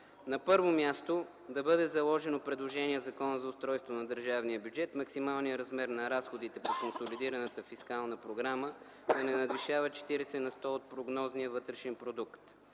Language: Bulgarian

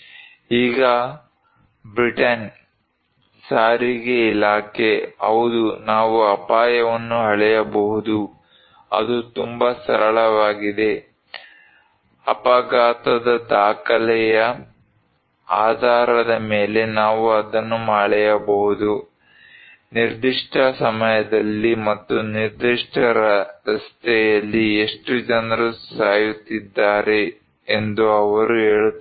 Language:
Kannada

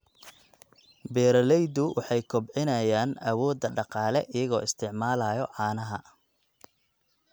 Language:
Somali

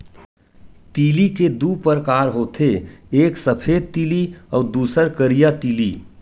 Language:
Chhattisgarhi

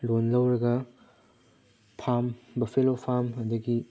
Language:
Manipuri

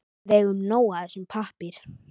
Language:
Icelandic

